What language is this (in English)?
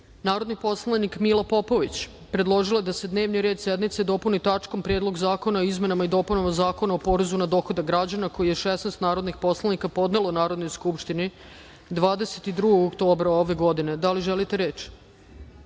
Serbian